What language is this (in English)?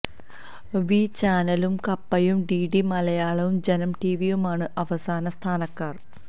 Malayalam